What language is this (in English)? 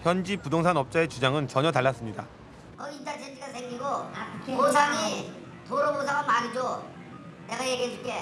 Korean